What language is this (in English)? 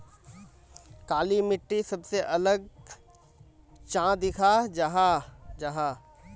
Magahi